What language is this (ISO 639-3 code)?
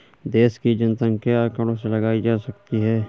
hin